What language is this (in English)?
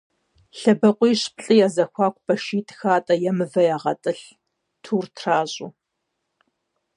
Kabardian